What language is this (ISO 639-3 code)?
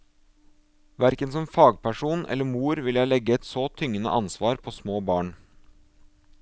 nor